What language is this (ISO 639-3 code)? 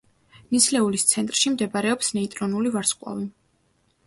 kat